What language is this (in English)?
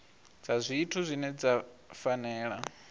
Venda